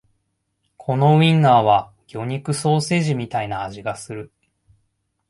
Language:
Japanese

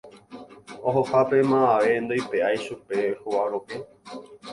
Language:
Guarani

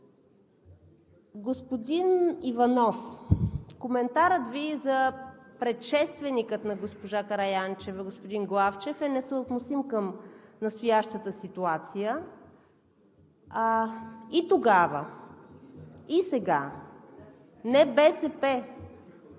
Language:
Bulgarian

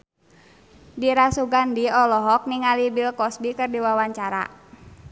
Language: Sundanese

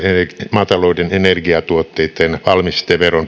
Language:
Finnish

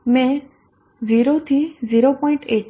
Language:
Gujarati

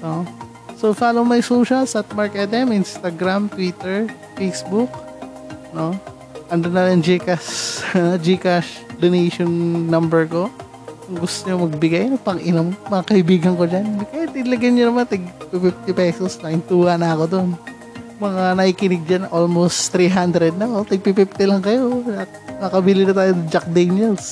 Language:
Filipino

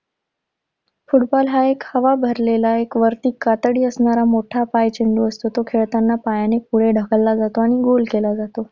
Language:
Marathi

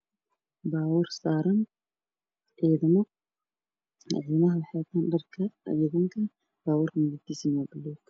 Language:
Somali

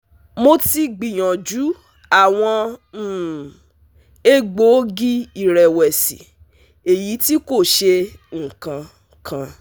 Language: Yoruba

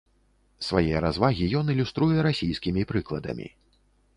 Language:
Belarusian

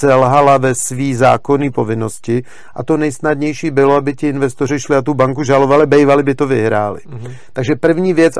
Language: Czech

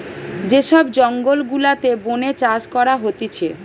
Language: Bangla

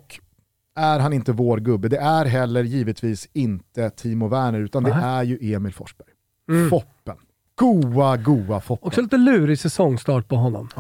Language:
Swedish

